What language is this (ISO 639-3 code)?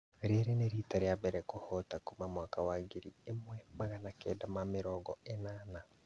kik